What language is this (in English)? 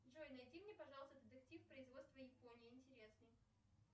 Russian